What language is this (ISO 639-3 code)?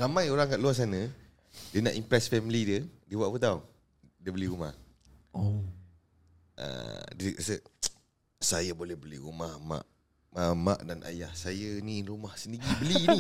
msa